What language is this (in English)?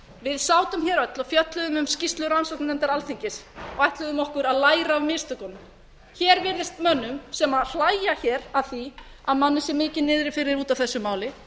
Icelandic